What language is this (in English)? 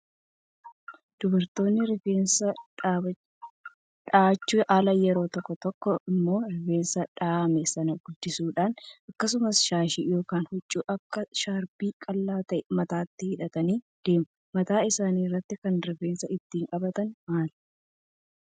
Oromo